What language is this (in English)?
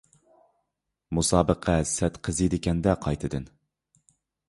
Uyghur